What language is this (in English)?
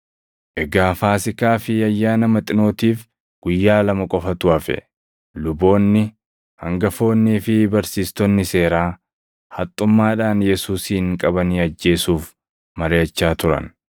Oromo